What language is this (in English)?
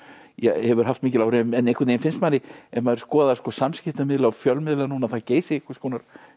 Icelandic